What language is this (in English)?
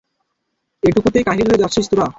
Bangla